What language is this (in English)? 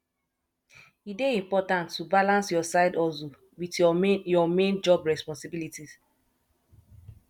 Nigerian Pidgin